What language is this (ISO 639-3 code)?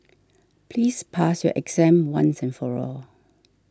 eng